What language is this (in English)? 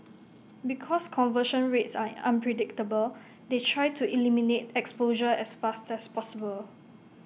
English